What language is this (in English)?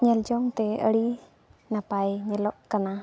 Santali